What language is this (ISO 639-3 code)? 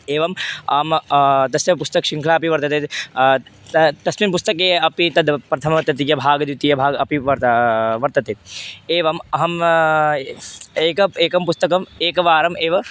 san